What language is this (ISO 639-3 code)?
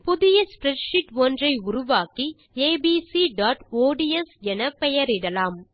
tam